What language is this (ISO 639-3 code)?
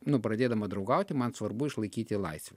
lit